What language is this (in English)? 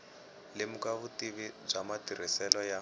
Tsonga